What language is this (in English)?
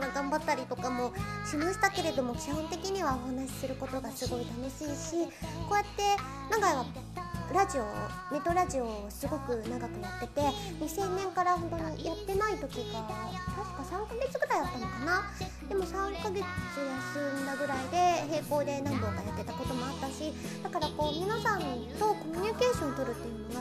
Japanese